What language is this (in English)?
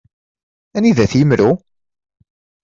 Kabyle